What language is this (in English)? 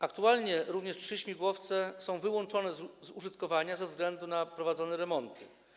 Polish